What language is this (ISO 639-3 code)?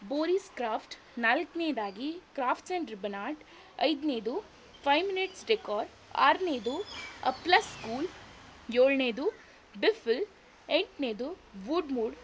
kan